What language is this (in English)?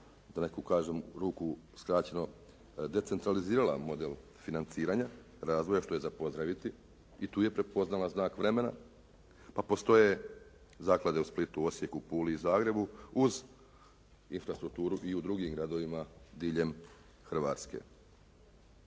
Croatian